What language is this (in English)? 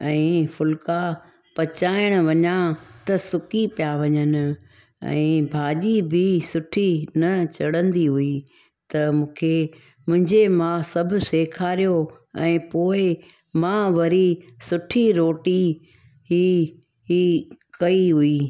Sindhi